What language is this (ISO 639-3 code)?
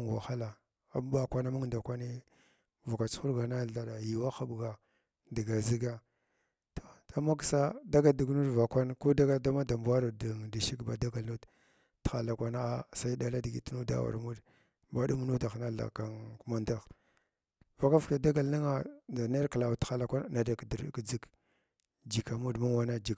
glw